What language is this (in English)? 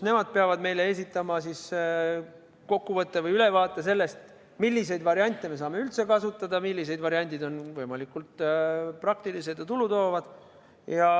Estonian